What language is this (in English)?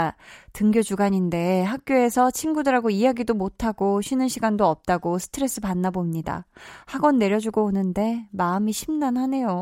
Korean